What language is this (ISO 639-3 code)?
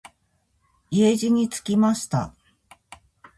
jpn